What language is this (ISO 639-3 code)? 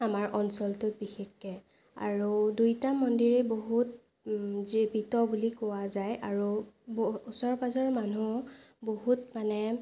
asm